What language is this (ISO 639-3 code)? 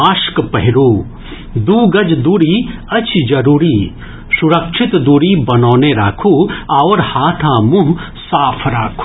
mai